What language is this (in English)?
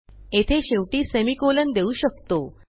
Marathi